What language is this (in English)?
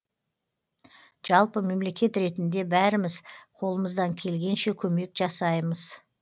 Kazakh